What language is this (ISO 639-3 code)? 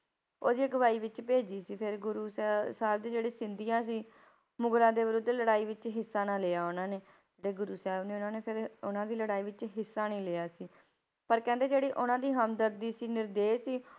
pan